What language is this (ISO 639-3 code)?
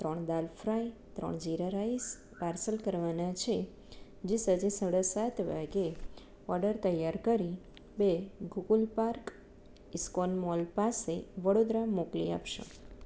guj